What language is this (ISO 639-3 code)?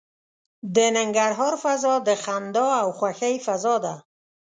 pus